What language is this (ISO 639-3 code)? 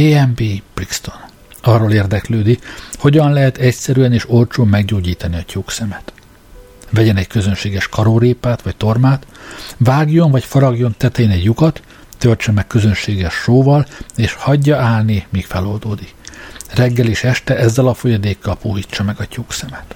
hun